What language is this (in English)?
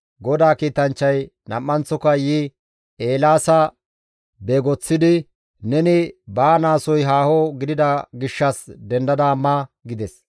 Gamo